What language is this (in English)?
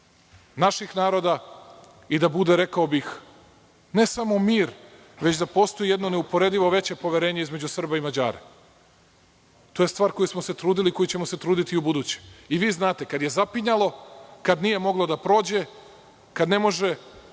Serbian